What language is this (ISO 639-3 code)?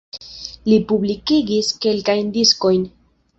epo